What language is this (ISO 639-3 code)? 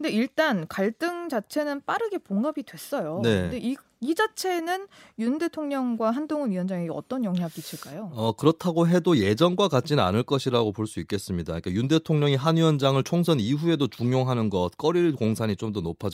kor